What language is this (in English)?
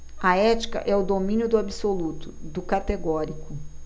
Portuguese